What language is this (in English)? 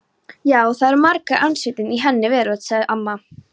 Icelandic